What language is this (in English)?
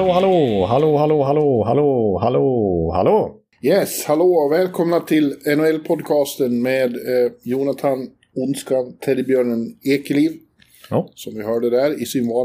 Swedish